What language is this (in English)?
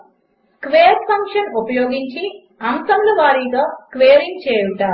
Telugu